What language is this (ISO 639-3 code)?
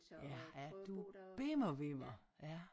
dan